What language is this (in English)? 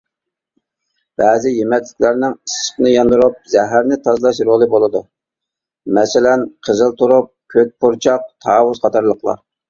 Uyghur